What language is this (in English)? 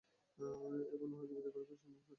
Bangla